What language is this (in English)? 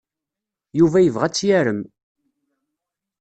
Kabyle